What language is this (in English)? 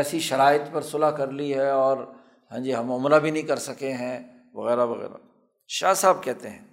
Urdu